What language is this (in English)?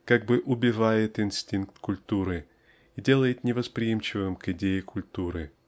Russian